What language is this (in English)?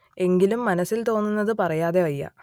Malayalam